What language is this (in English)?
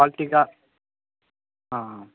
Telugu